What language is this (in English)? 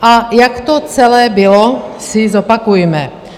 Czech